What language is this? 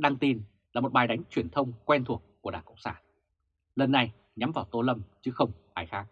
Vietnamese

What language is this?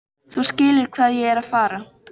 Icelandic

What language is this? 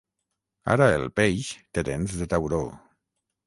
Catalan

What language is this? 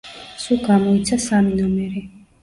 Georgian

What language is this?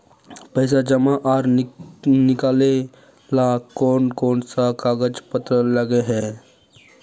Magahi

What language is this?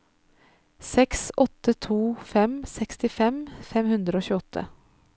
Norwegian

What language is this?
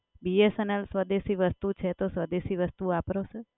Gujarati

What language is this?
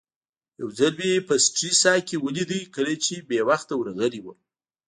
Pashto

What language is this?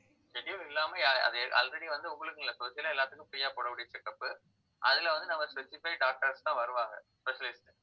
Tamil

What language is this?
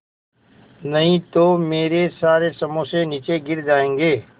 Hindi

